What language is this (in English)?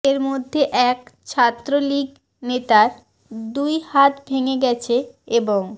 Bangla